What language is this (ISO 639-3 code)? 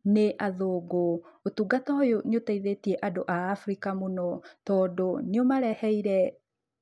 kik